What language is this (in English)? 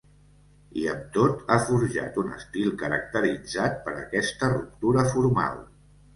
Catalan